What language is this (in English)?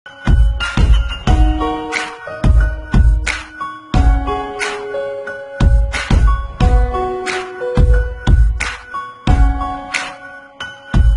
Arabic